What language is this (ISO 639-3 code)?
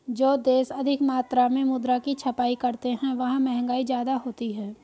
hin